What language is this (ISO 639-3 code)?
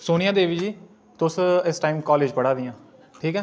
doi